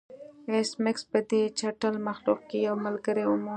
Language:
Pashto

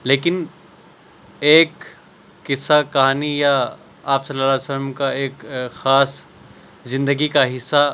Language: Urdu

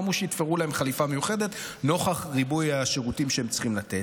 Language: Hebrew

